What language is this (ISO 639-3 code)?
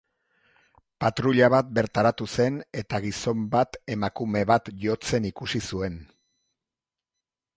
eus